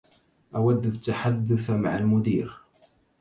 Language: Arabic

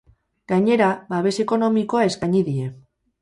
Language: Basque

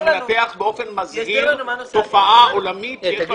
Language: Hebrew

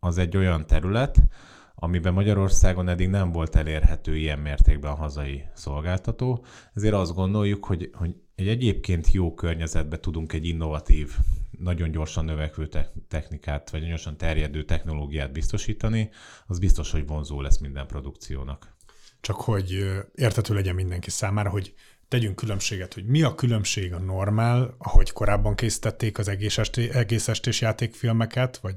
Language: Hungarian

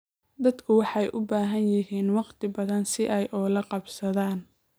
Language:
Somali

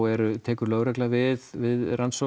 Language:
Icelandic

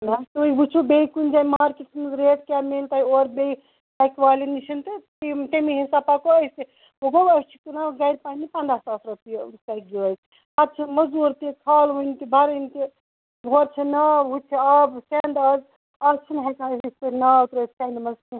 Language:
Kashmiri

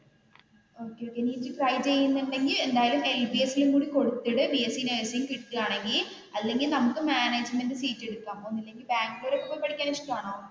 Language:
Malayalam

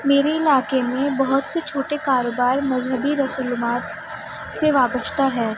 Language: Urdu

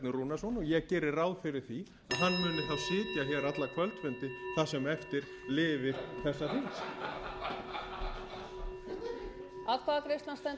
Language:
Icelandic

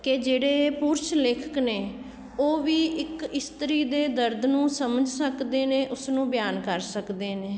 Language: Punjabi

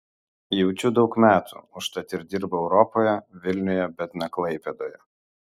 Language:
Lithuanian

